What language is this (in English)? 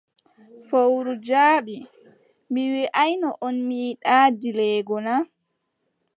Adamawa Fulfulde